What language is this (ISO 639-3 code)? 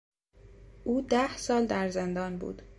fas